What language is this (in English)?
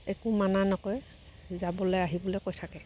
Assamese